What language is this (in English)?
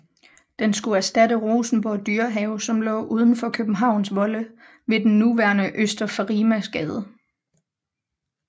Danish